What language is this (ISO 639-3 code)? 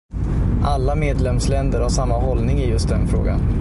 swe